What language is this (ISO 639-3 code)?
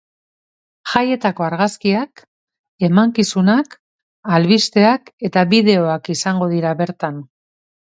eus